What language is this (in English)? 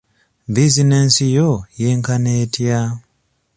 Ganda